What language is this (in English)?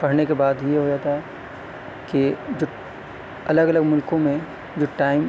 Urdu